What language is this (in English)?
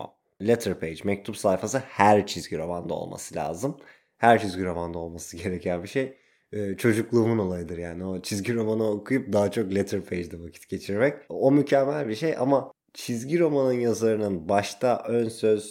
Turkish